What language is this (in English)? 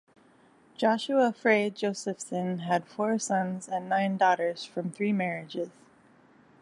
English